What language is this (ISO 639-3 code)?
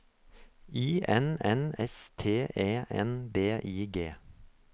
nor